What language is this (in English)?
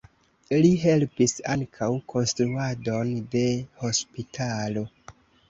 Esperanto